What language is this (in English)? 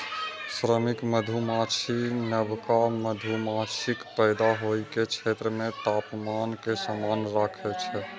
Maithili